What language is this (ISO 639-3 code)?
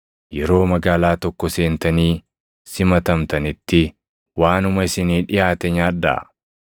orm